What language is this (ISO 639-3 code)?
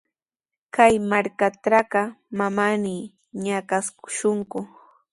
qws